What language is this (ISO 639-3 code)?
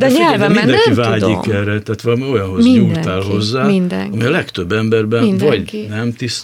hun